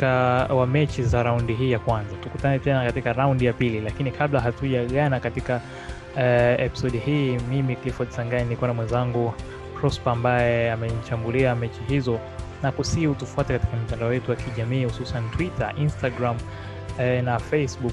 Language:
Swahili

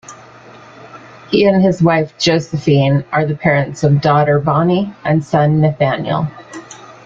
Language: English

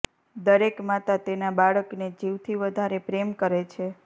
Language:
Gujarati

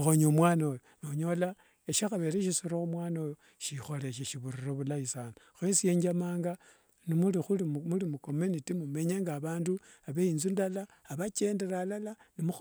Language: Wanga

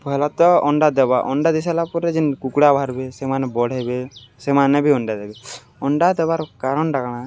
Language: Odia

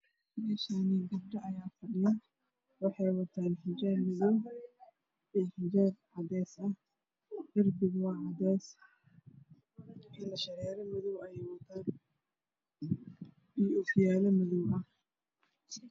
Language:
Somali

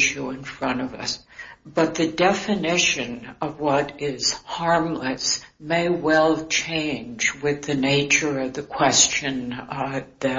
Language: English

